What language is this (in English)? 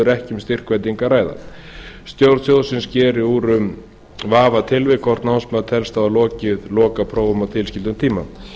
Icelandic